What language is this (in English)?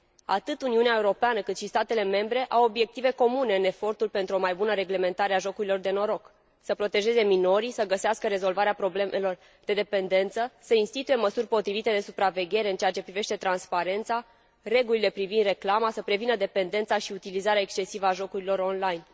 Romanian